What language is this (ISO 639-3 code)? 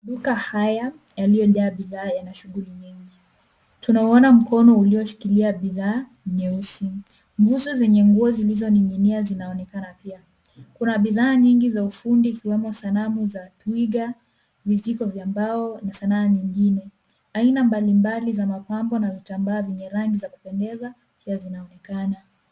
swa